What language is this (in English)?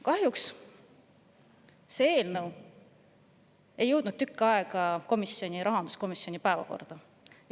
Estonian